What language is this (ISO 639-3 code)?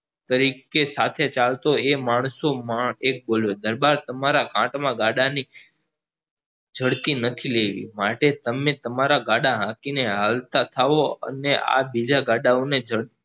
guj